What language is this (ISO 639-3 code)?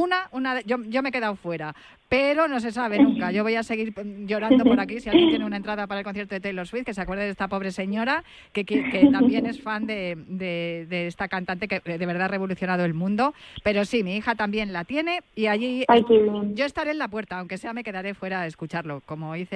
spa